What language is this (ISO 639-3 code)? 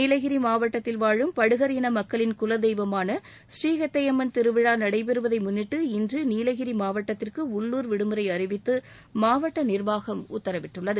tam